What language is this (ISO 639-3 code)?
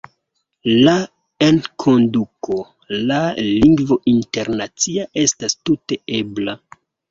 epo